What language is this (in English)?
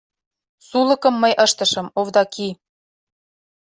Mari